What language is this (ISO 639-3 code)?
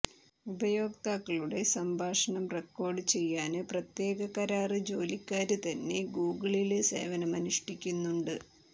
mal